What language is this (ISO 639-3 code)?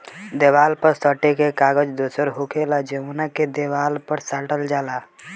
bho